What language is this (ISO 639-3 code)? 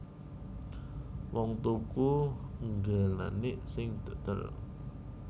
jav